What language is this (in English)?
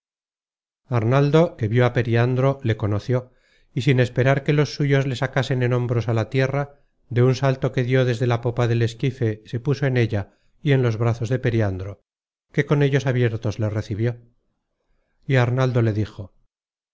Spanish